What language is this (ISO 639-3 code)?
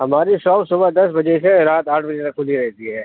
urd